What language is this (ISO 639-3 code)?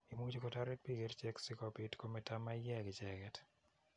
kln